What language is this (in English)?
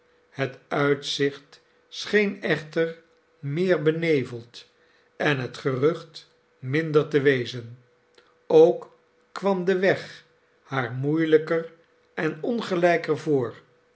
Dutch